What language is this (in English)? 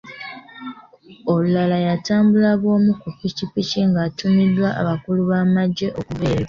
Ganda